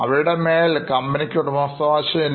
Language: Malayalam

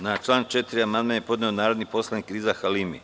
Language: Serbian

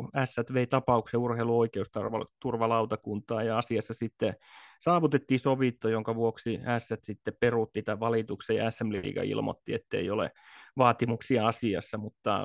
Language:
Finnish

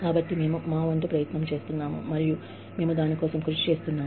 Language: Telugu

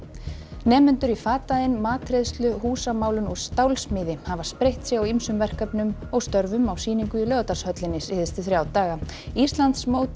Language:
Icelandic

